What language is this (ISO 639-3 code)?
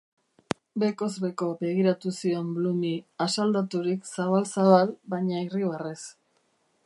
eus